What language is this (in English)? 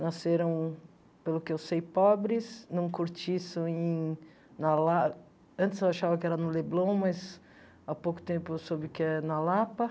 Portuguese